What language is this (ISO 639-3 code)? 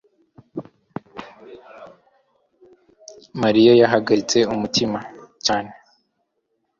kin